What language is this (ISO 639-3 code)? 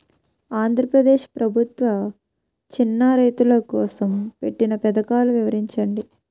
tel